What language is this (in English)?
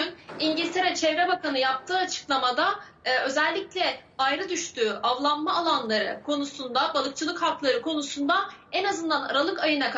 Turkish